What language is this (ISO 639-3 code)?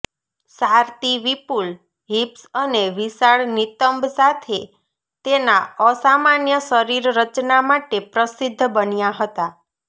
guj